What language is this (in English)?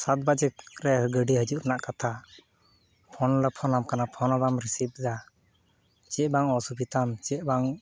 Santali